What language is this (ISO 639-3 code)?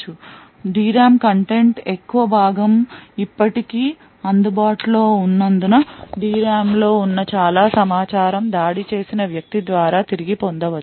tel